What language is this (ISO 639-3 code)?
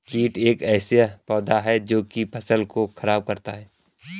hin